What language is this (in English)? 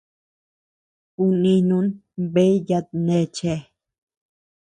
Tepeuxila Cuicatec